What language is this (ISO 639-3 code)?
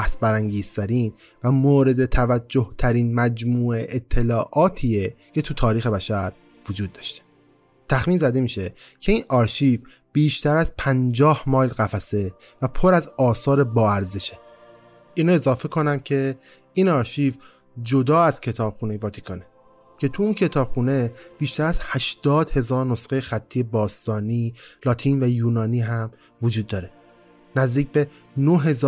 fas